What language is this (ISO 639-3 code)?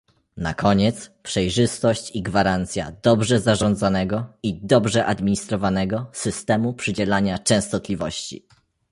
pol